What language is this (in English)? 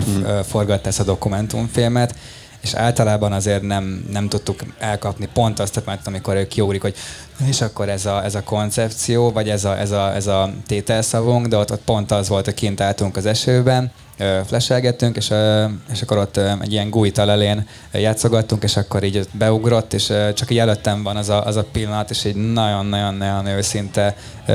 Hungarian